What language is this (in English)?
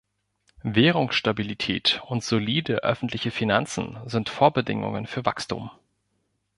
German